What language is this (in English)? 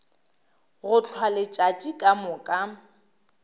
Northern Sotho